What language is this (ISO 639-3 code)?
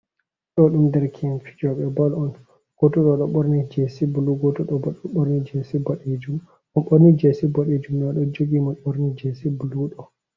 ful